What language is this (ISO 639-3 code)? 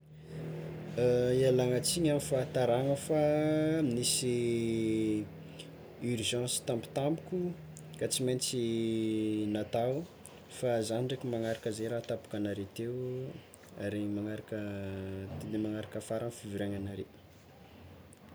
xmw